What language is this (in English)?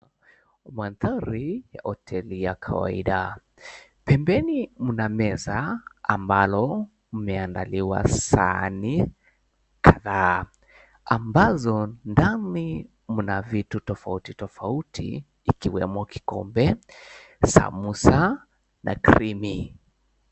Swahili